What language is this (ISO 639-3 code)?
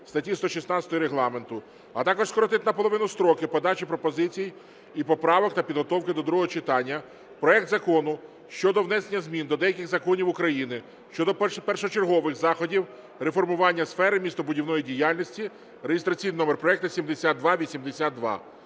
ukr